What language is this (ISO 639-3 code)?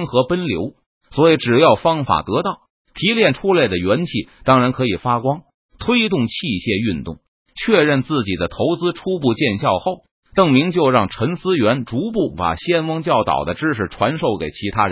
zho